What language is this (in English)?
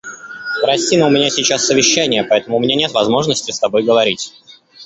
Russian